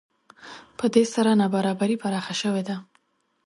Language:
Pashto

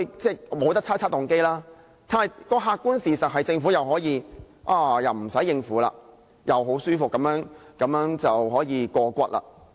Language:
Cantonese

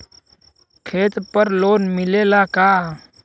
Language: Bhojpuri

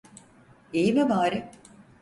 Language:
Turkish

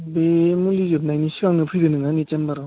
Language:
Bodo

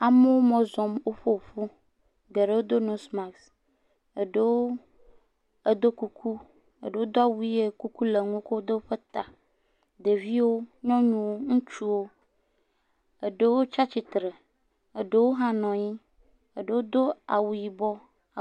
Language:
Ewe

